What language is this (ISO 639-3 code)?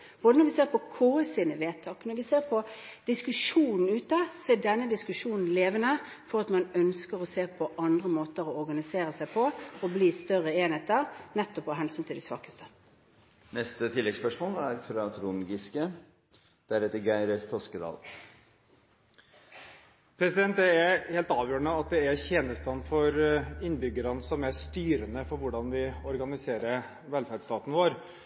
nor